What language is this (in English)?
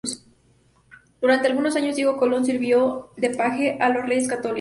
Spanish